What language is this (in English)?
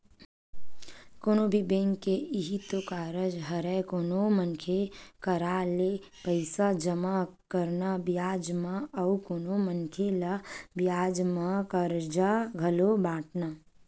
Chhattisgarhi